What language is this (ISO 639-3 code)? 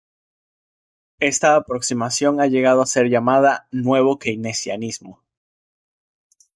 spa